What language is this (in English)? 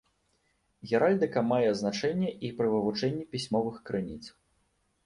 Belarusian